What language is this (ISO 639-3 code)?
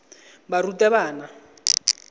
tsn